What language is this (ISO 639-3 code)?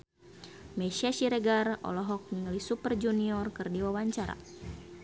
sun